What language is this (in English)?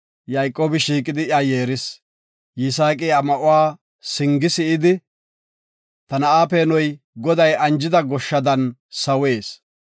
Gofa